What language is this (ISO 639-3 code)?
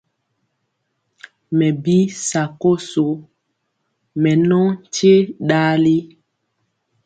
mcx